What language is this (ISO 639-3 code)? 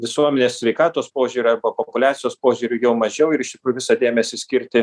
lit